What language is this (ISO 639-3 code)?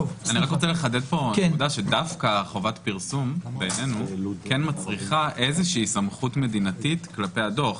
heb